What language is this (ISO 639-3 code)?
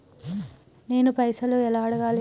tel